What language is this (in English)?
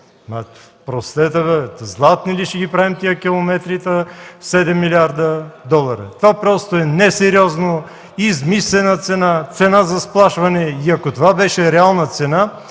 Bulgarian